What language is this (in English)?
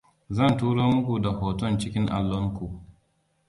Hausa